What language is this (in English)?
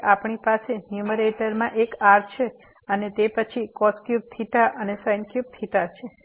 Gujarati